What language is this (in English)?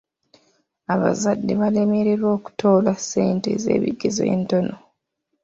Ganda